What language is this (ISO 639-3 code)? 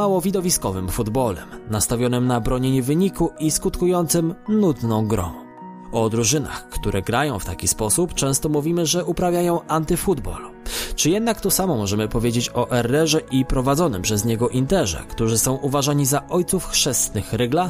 pol